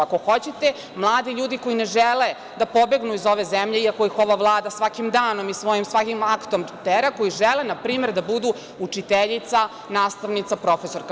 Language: Serbian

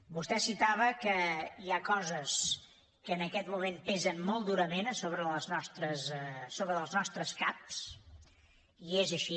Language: Catalan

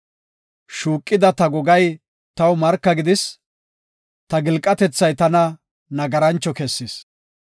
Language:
Gofa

